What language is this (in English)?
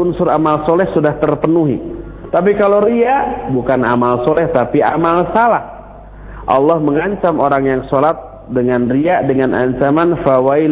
Indonesian